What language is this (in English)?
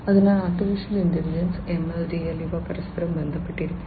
Malayalam